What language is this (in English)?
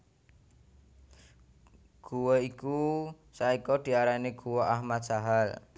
Javanese